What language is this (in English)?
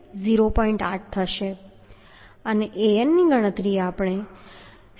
Gujarati